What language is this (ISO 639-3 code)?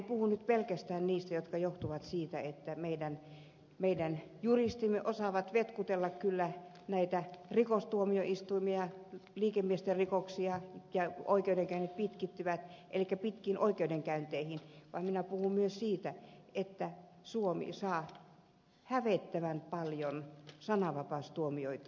fin